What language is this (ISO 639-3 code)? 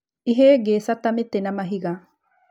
kik